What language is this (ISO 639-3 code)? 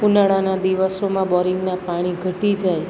guj